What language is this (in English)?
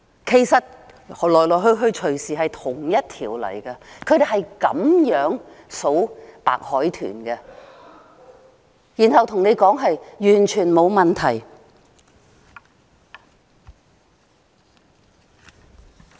Cantonese